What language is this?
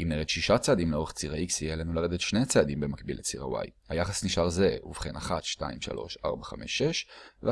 Hebrew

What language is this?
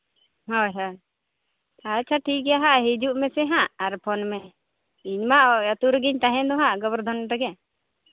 Santali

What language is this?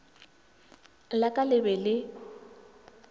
Northern Sotho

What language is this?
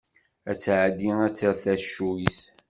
Kabyle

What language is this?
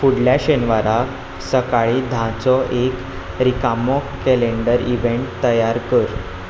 Konkani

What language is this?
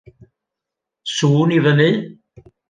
Welsh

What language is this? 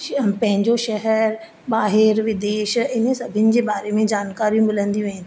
Sindhi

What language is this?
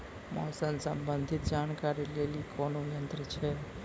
Maithili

